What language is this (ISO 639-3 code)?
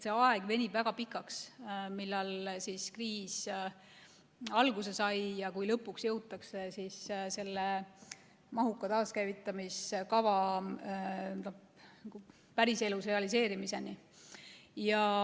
est